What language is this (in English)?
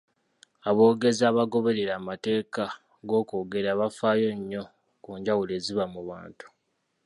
Ganda